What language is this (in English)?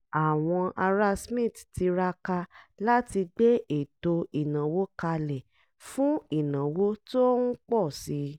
Yoruba